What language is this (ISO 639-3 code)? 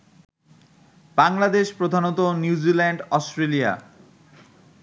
ben